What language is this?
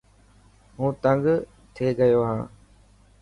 Dhatki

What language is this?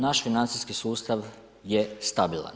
Croatian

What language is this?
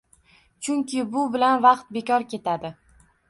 Uzbek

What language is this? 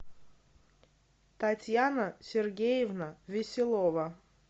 Russian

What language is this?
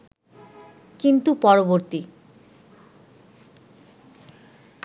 Bangla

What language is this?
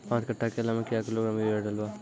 Maithili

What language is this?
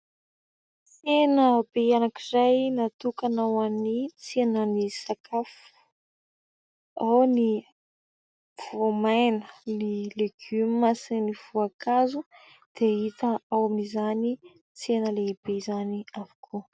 Malagasy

